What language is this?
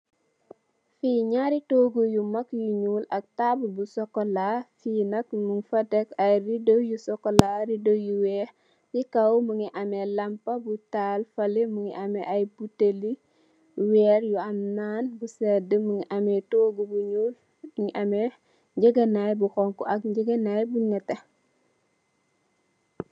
Wolof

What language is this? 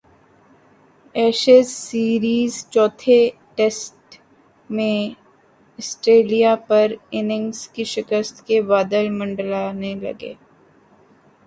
Urdu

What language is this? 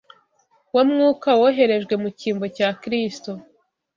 Kinyarwanda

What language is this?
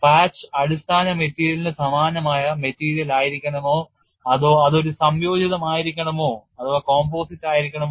Malayalam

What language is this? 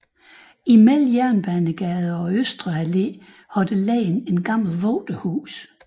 Danish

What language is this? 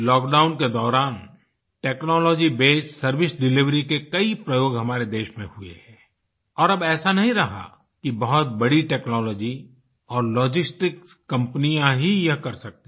Hindi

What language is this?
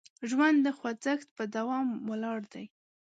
Pashto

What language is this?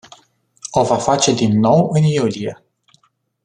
Romanian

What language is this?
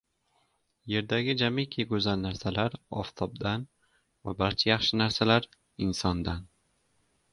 Uzbek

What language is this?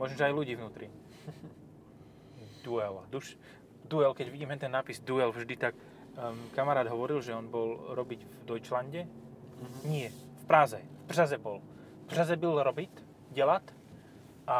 Slovak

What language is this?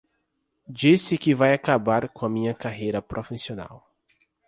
Portuguese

